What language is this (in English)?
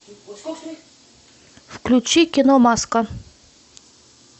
Russian